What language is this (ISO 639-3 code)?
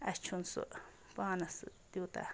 kas